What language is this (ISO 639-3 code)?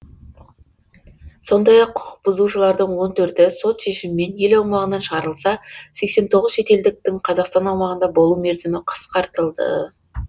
kaz